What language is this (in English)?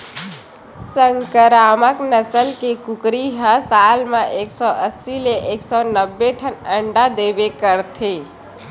Chhattisgarhi